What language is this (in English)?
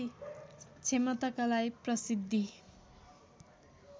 Nepali